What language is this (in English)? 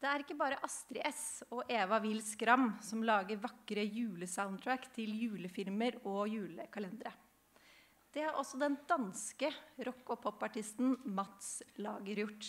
Norwegian